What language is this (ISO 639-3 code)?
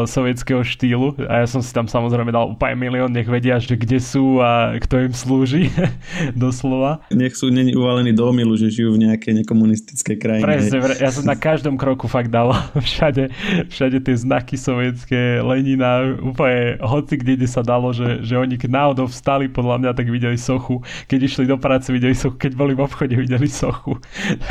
slk